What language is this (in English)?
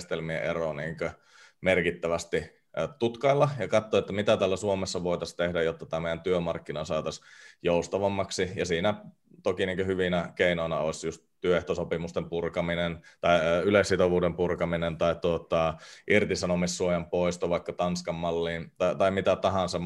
Finnish